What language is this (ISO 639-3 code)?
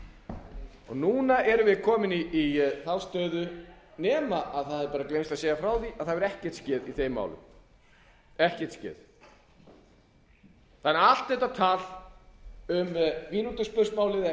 isl